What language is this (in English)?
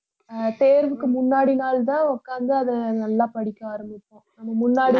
Tamil